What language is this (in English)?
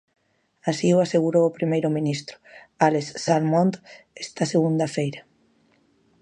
Galician